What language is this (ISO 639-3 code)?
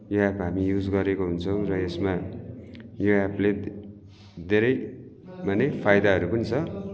nep